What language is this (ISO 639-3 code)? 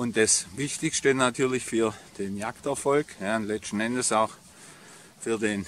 deu